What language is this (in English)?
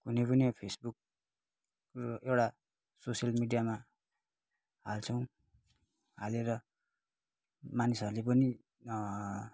Nepali